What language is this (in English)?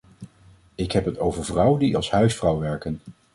Dutch